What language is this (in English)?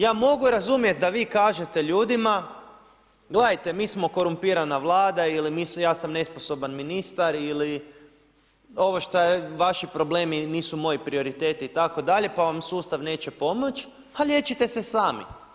Croatian